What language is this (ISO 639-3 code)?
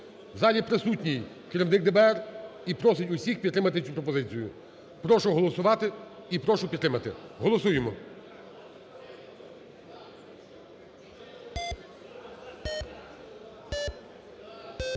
ukr